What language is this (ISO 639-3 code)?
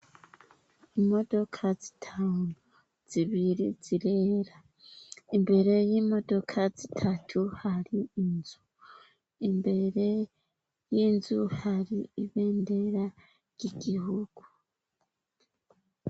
run